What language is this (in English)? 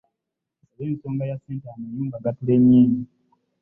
Ganda